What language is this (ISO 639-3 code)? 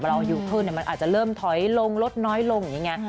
tha